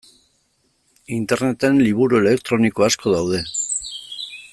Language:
Basque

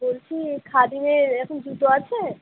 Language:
Bangla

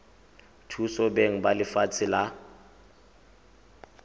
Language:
Tswana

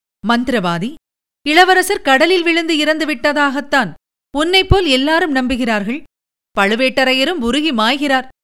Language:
Tamil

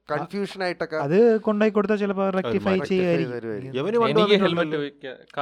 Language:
Malayalam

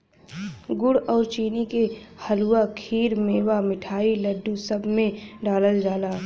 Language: Bhojpuri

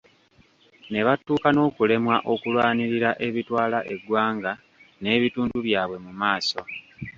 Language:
Ganda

